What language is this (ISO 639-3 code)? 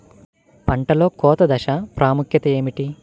tel